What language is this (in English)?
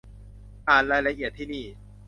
Thai